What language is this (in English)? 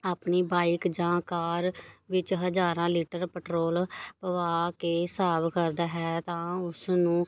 Punjabi